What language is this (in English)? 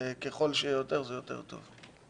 Hebrew